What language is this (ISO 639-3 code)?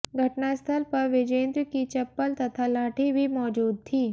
hin